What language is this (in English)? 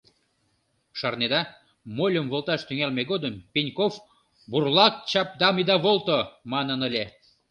Mari